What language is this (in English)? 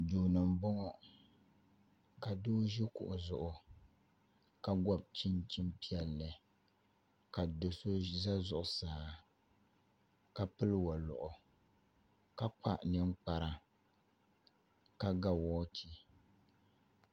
Dagbani